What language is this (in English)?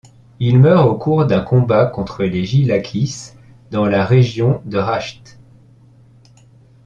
French